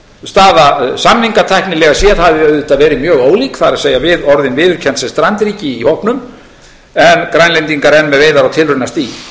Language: Icelandic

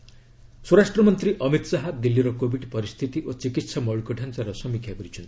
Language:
Odia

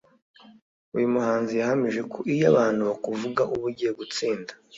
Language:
Kinyarwanda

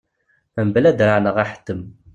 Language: Kabyle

